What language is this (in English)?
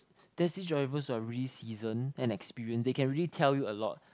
English